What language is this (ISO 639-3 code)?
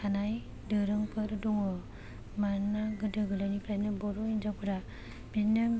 brx